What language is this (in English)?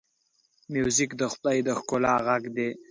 Pashto